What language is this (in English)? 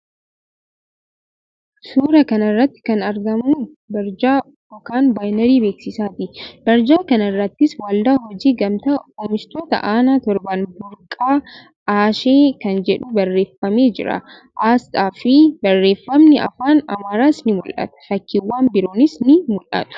Oromo